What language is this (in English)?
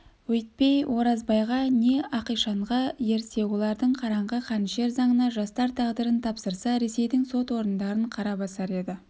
Kazakh